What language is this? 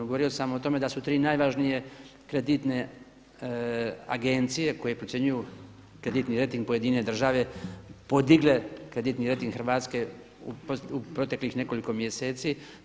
Croatian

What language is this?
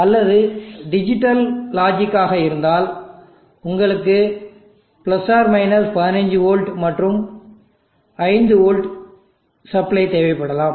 Tamil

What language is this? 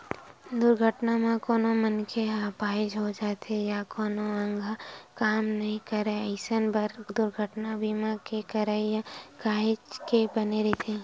Chhattisgarhi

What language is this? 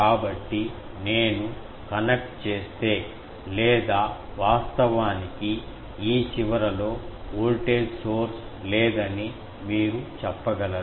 Telugu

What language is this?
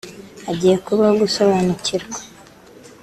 Kinyarwanda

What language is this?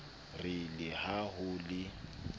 Southern Sotho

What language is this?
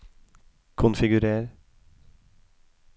Norwegian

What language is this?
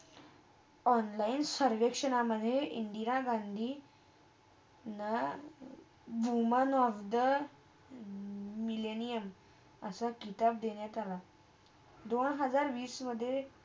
Marathi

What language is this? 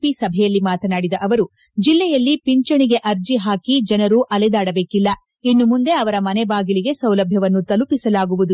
Kannada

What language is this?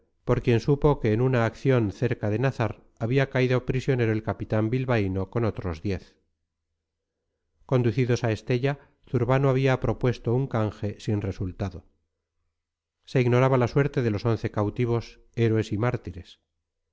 Spanish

